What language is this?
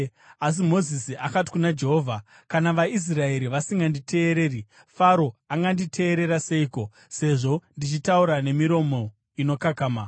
Shona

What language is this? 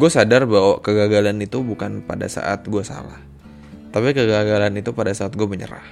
Indonesian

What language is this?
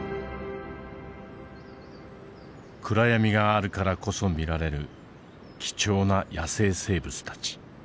Japanese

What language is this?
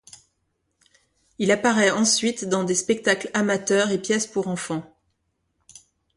French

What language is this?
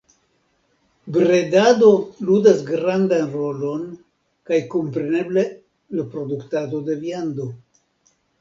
Esperanto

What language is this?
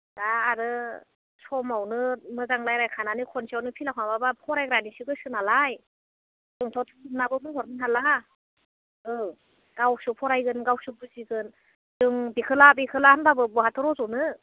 Bodo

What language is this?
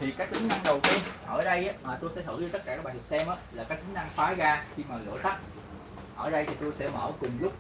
Vietnamese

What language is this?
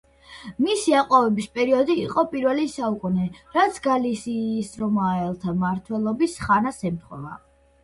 Georgian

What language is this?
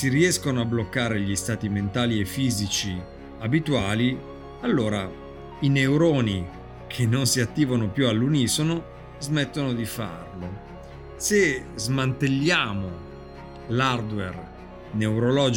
Italian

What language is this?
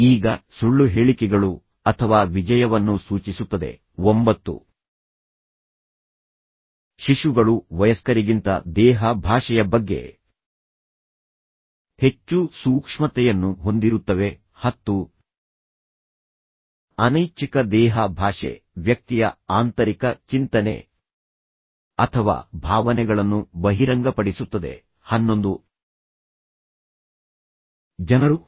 Kannada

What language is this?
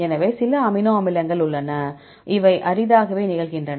Tamil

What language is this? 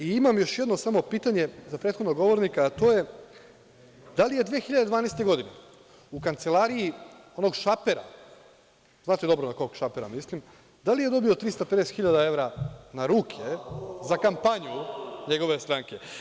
Serbian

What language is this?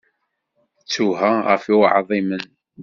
Kabyle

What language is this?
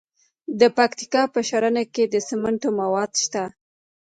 Pashto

